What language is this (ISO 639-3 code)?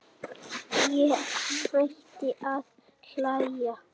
isl